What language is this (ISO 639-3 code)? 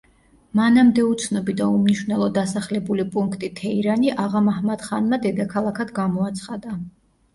kat